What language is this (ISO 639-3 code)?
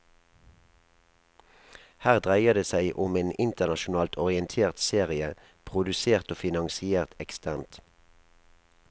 nor